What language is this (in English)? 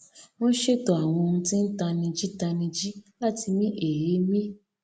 Yoruba